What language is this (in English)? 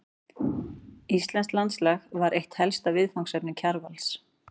Icelandic